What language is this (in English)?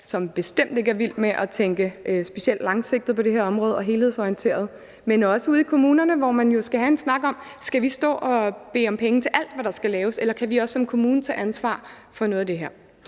Danish